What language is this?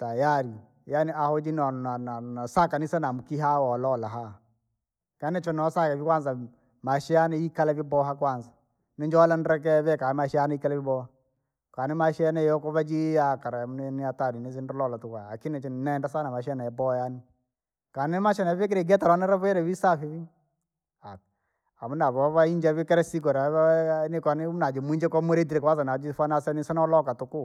Langi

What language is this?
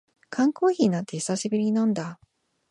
Japanese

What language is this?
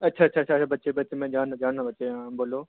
Dogri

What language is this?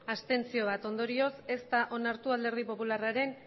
Basque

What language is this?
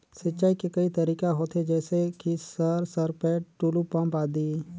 Chhattisgarhi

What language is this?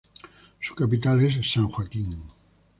Spanish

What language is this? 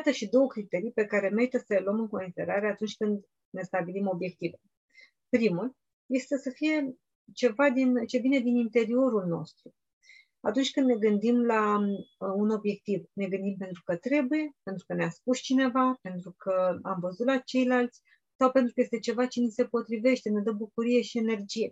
Romanian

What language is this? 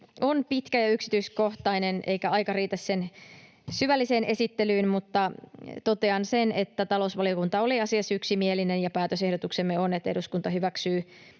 Finnish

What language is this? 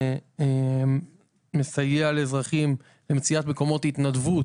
Hebrew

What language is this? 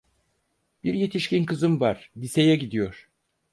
Turkish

